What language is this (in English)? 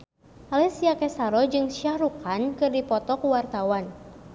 Sundanese